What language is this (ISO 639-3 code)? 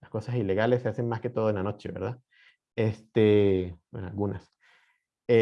spa